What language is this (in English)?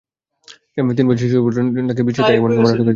Bangla